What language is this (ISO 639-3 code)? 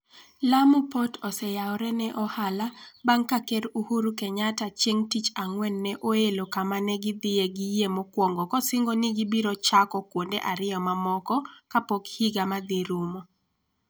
luo